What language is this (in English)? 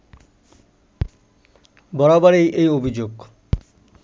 Bangla